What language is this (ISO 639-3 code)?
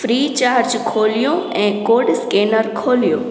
snd